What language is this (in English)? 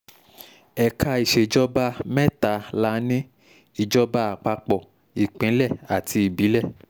Yoruba